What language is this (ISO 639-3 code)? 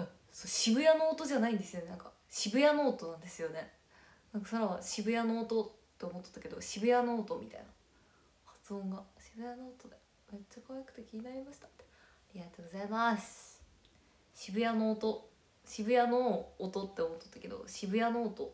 jpn